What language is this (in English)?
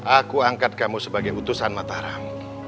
Indonesian